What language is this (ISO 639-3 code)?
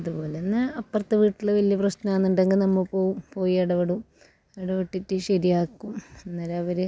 mal